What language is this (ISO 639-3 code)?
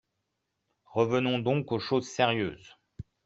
fra